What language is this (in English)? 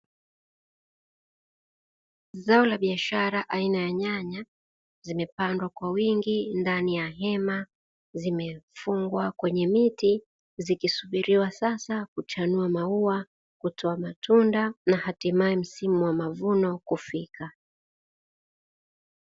Swahili